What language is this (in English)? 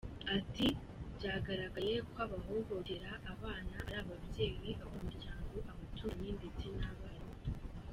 Kinyarwanda